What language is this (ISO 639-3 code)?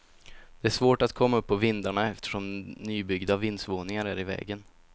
swe